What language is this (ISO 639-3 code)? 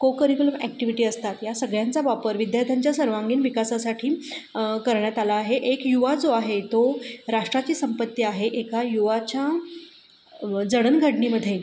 mar